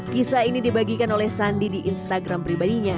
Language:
Indonesian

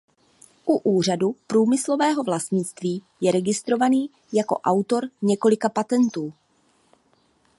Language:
Czech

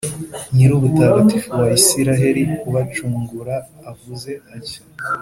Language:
Kinyarwanda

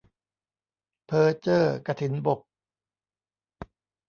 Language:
Thai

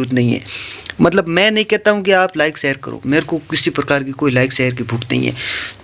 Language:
Hindi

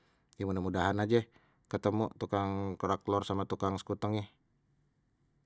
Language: Betawi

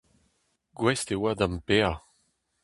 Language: Breton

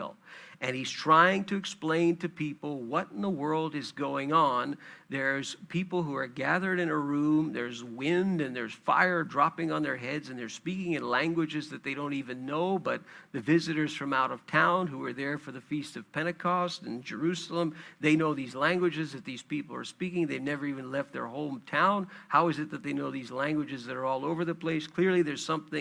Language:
English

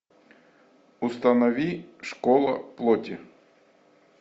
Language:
Russian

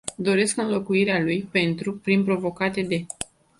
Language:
Romanian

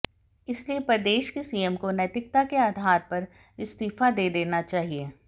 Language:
Hindi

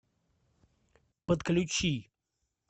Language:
Russian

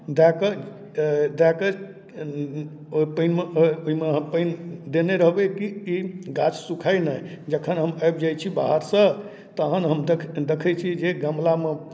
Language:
Maithili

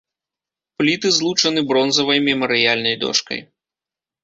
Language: Belarusian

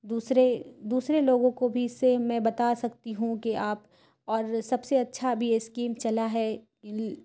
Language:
Urdu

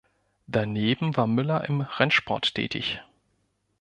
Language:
German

